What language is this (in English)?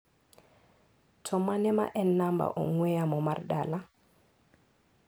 Luo (Kenya and Tanzania)